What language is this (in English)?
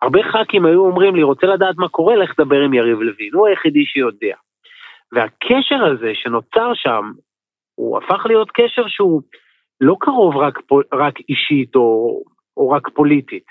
Hebrew